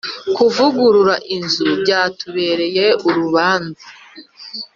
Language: Kinyarwanda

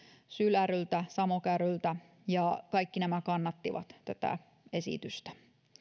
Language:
Finnish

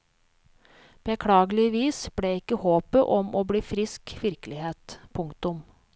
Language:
Norwegian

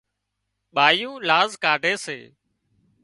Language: Wadiyara Koli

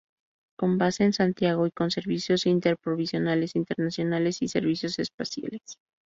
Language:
Spanish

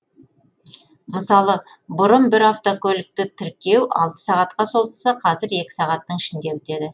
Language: Kazakh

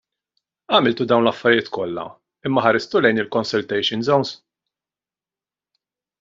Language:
Maltese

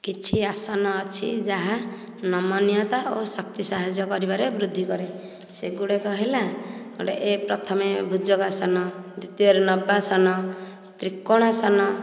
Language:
Odia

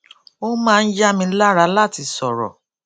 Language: Yoruba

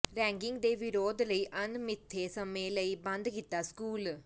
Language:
Punjabi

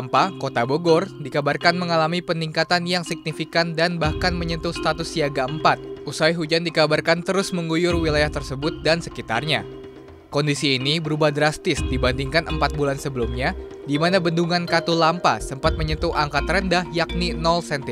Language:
Indonesian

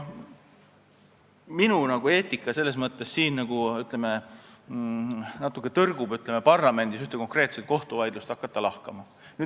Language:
Estonian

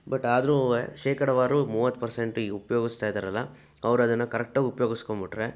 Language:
Kannada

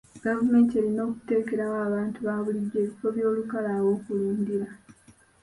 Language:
Ganda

